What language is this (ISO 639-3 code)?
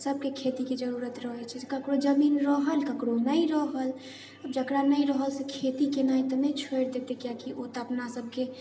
mai